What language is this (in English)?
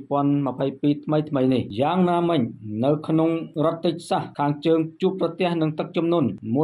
Thai